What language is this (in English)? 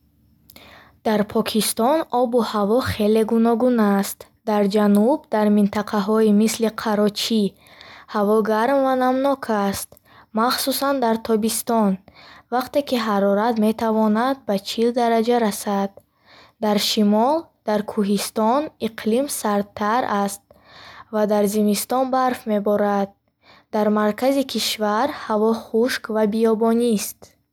Bukharic